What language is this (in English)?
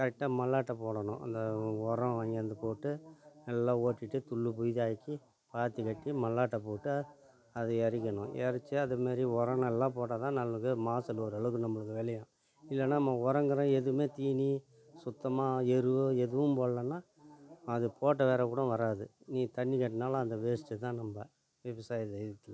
Tamil